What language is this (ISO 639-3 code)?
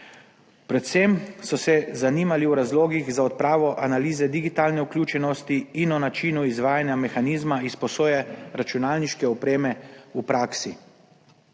slv